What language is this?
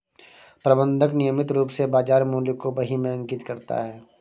Hindi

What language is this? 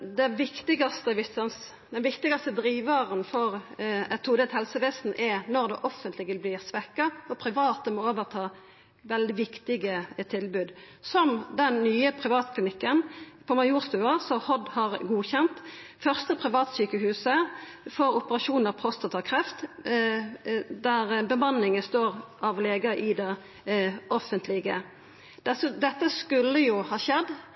Norwegian Nynorsk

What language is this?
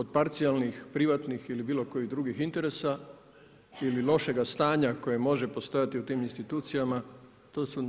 Croatian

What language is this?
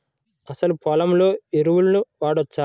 Telugu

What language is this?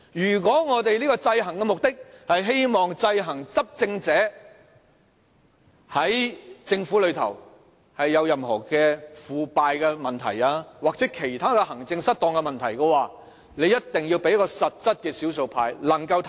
Cantonese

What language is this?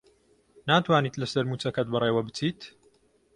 Central Kurdish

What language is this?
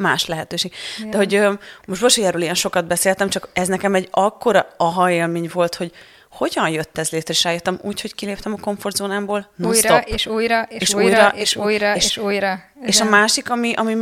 Hungarian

